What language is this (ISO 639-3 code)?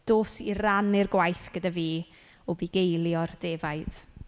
cym